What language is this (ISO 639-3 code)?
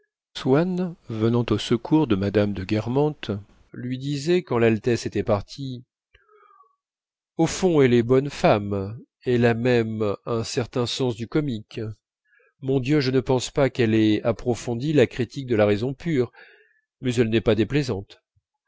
fra